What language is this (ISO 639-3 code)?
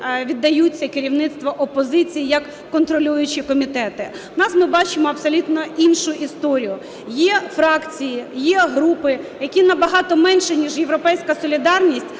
ukr